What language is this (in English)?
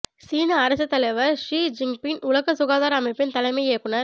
Tamil